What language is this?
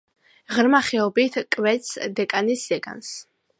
Georgian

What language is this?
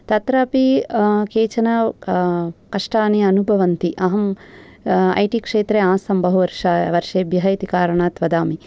Sanskrit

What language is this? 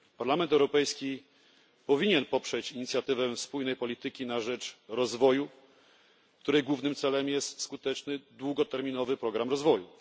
Polish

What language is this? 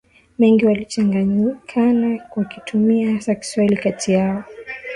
Swahili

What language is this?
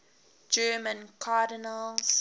English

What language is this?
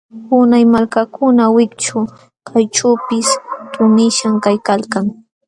Jauja Wanca Quechua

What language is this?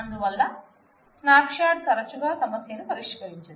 Telugu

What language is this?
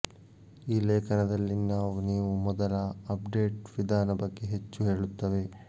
Kannada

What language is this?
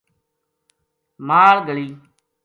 Gujari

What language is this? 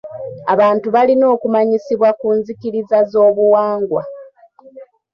Ganda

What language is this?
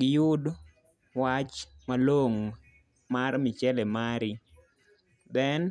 Luo (Kenya and Tanzania)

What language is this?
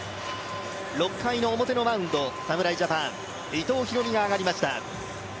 Japanese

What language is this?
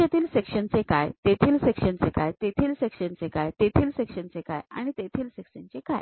Marathi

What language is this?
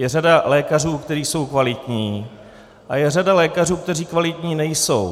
Czech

